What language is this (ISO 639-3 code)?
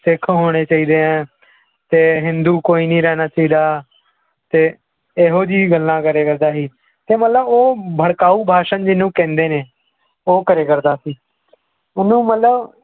pan